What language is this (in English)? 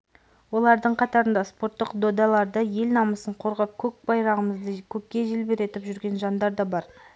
Kazakh